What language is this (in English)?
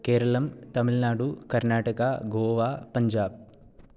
Sanskrit